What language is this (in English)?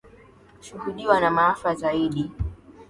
Swahili